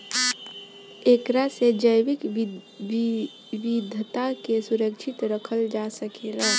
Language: Bhojpuri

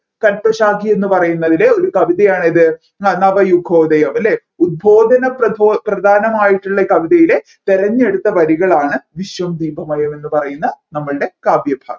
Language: Malayalam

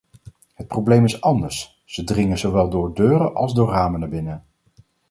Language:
Dutch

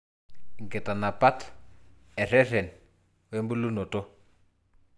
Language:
Masai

